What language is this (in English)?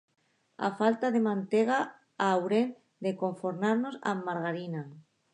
Catalan